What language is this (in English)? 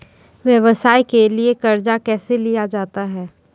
Maithili